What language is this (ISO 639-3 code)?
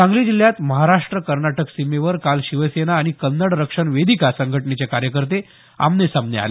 mar